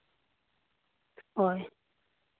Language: Santali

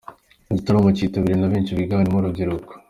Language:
Kinyarwanda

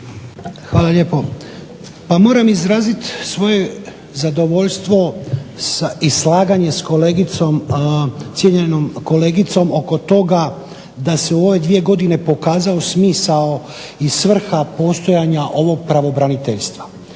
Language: Croatian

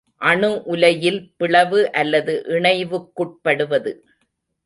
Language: Tamil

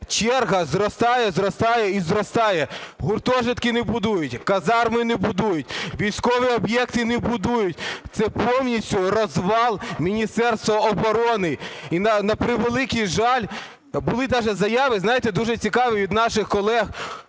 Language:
Ukrainian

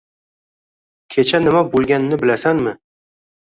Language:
Uzbek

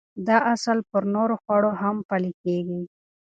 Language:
Pashto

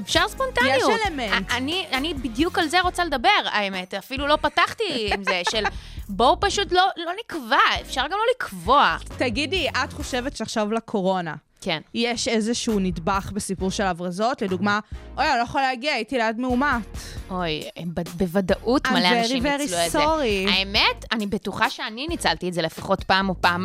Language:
Hebrew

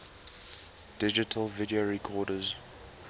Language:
English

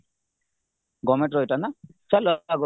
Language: Odia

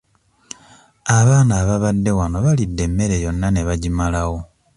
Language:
Ganda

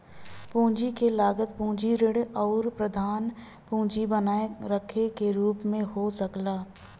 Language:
Bhojpuri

